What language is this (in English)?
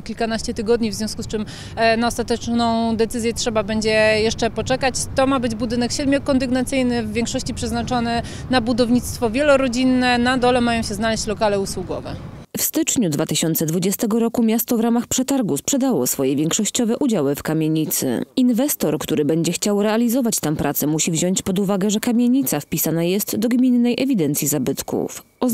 Polish